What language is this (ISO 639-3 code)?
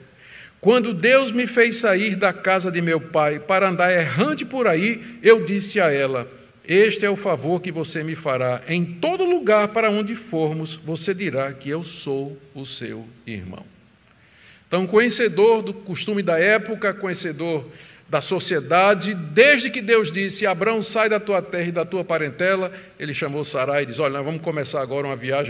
por